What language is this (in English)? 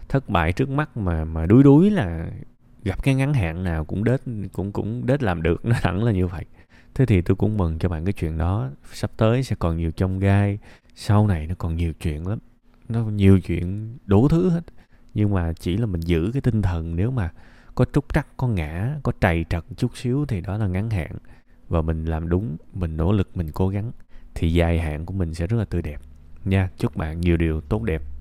Vietnamese